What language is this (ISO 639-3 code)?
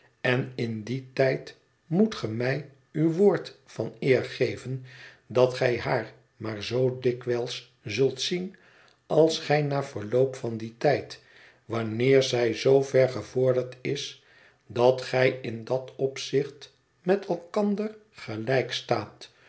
nld